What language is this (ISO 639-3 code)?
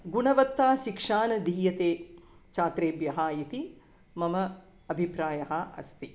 san